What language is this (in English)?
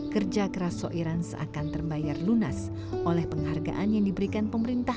Indonesian